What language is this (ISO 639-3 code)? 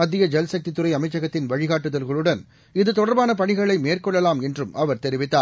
tam